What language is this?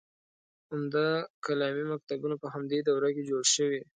Pashto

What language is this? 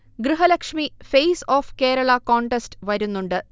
Malayalam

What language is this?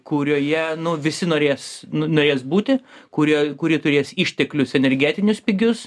Lithuanian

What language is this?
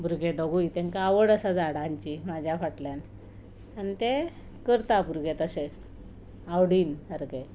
Konkani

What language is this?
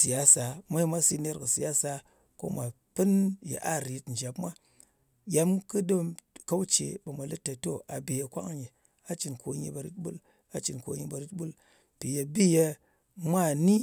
Ngas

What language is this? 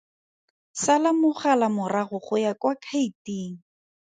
Tswana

